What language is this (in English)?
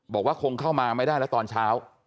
Thai